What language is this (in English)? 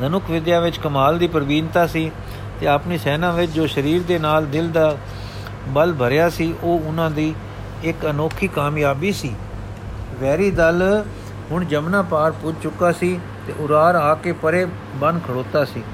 Punjabi